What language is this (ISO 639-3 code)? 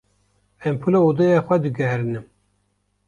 kur